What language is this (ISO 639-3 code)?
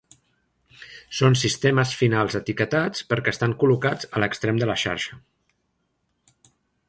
cat